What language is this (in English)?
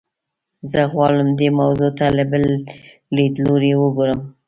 Pashto